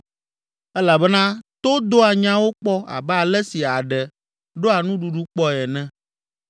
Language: Ewe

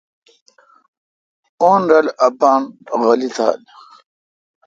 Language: Kalkoti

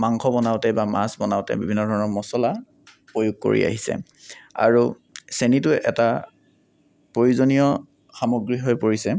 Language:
Assamese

